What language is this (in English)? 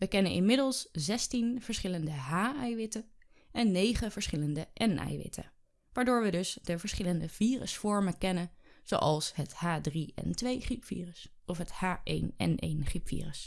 Dutch